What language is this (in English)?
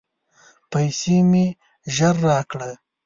Pashto